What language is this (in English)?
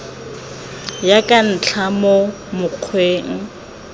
Tswana